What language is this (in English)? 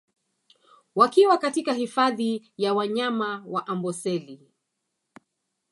Swahili